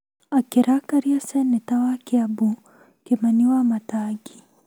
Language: Kikuyu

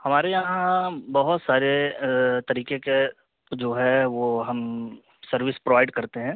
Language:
Urdu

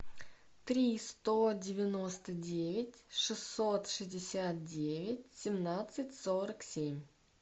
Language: Russian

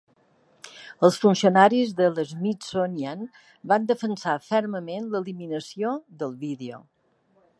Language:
Catalan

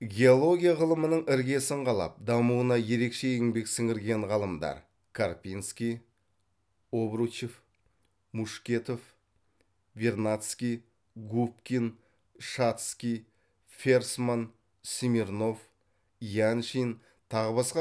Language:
Kazakh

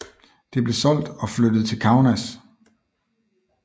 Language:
Danish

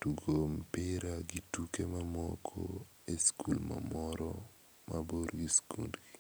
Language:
Luo (Kenya and Tanzania)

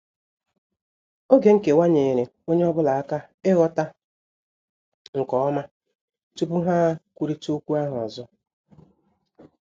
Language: Igbo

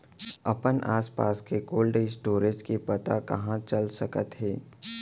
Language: Chhattisgarhi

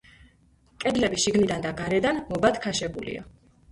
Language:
Georgian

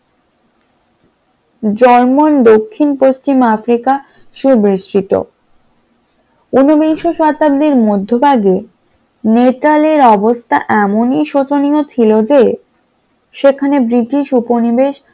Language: Bangla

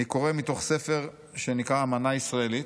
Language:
Hebrew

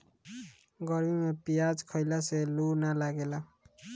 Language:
Bhojpuri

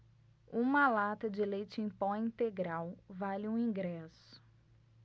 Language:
Portuguese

